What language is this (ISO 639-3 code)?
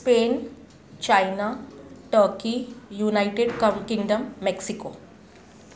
snd